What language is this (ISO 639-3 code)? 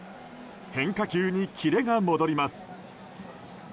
jpn